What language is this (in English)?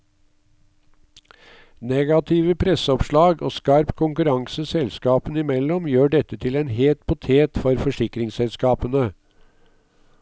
Norwegian